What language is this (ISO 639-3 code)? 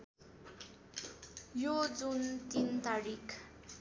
nep